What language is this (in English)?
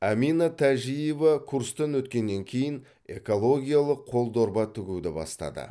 Kazakh